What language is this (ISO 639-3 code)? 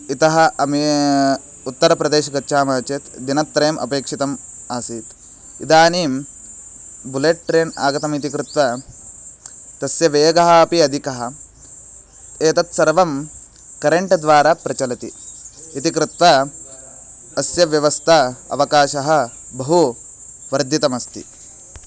san